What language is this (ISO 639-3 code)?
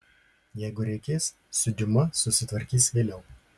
lit